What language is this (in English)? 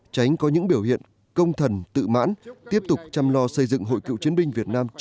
Vietnamese